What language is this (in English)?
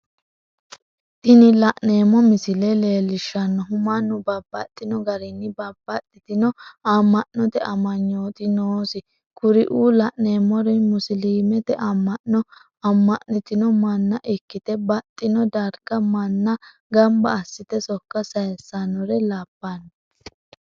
Sidamo